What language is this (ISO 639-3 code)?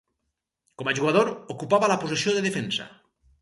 cat